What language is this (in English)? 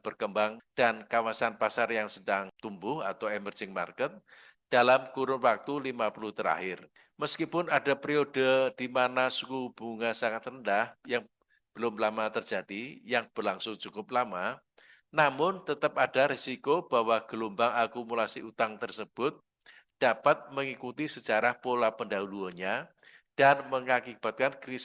Indonesian